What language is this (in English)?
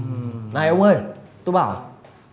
Vietnamese